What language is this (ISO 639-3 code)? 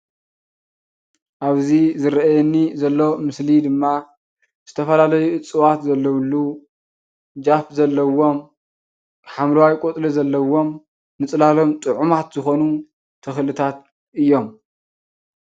tir